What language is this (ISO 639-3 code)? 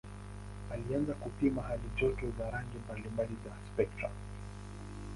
swa